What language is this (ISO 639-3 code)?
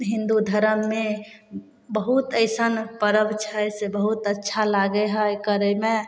mai